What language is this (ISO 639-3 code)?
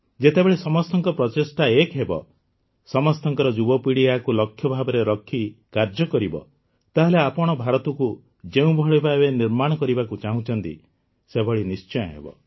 ori